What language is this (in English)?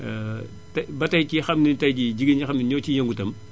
Wolof